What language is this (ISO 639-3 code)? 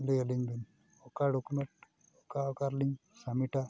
sat